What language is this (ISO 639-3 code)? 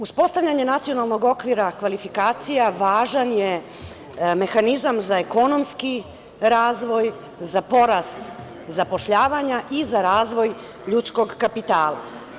srp